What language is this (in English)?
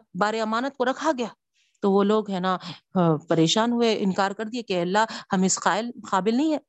Urdu